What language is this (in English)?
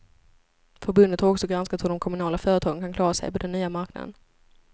Swedish